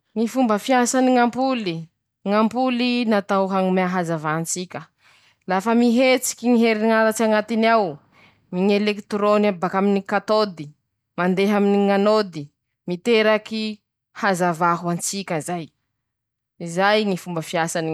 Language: Masikoro Malagasy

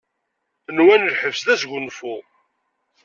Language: Kabyle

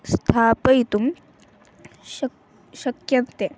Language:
Sanskrit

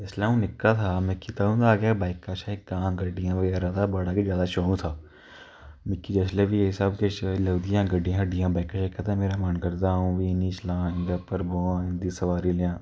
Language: Dogri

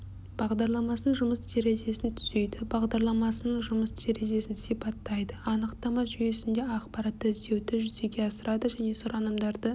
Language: Kazakh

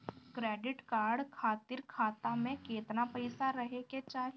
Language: Bhojpuri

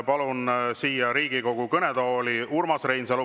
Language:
Estonian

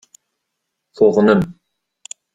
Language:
Kabyle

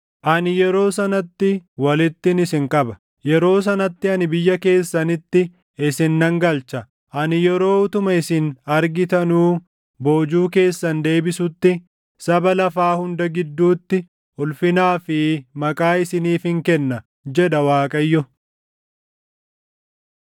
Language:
Oromo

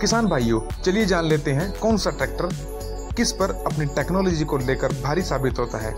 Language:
Hindi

